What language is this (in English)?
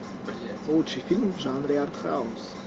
Russian